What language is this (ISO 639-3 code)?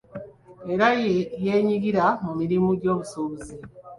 lug